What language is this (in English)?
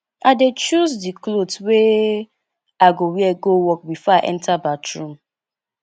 Nigerian Pidgin